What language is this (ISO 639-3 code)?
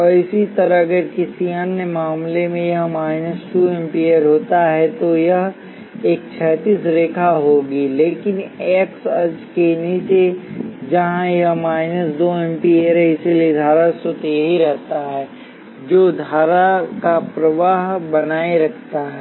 hin